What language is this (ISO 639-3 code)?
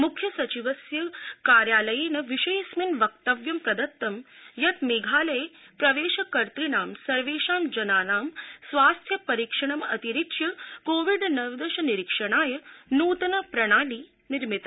san